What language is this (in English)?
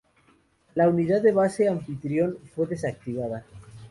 Spanish